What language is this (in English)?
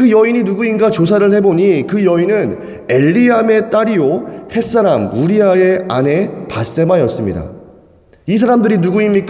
Korean